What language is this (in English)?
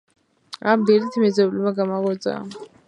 Georgian